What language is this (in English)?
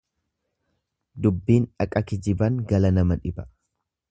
Oromo